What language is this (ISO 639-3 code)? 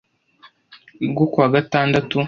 kin